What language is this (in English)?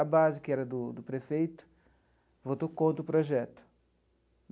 Portuguese